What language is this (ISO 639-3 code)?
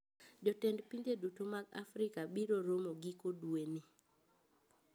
luo